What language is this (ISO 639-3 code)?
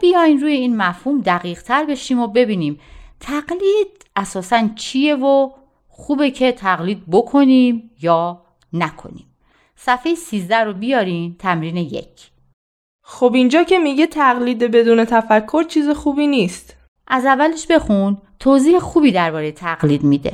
fas